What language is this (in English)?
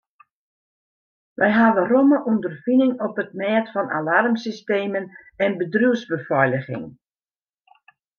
Western Frisian